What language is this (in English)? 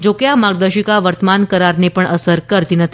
Gujarati